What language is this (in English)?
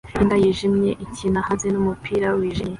Kinyarwanda